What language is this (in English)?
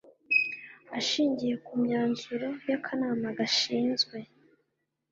Kinyarwanda